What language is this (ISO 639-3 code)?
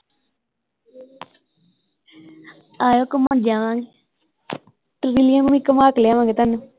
pan